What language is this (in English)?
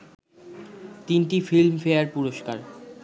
Bangla